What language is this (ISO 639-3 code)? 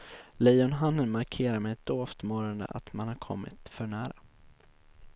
swe